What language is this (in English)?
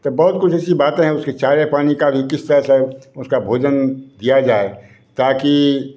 Hindi